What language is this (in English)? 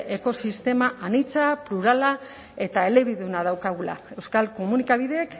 Basque